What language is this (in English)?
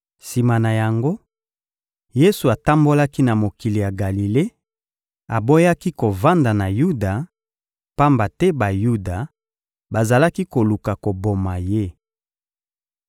Lingala